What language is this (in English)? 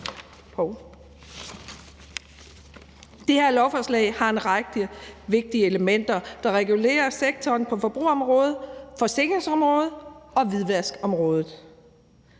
Danish